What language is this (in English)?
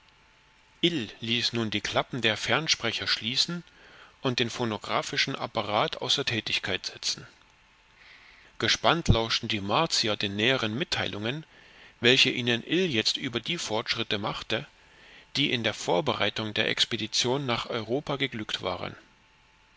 German